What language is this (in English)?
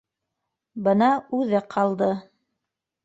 Bashkir